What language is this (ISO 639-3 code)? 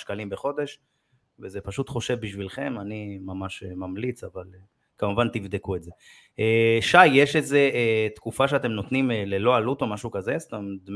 heb